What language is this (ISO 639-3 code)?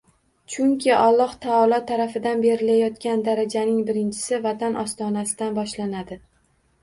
uzb